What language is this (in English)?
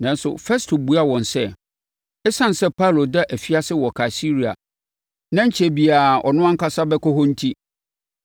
Akan